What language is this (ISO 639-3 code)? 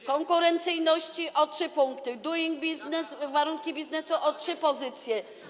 pol